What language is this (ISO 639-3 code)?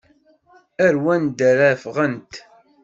kab